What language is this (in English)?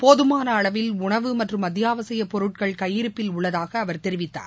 Tamil